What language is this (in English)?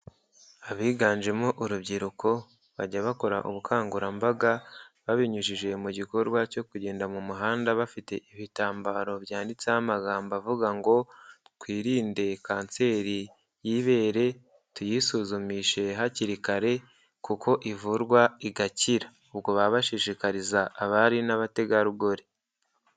Kinyarwanda